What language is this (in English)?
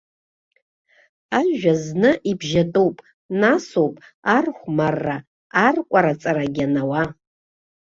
Abkhazian